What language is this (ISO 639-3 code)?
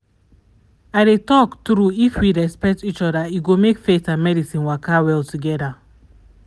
pcm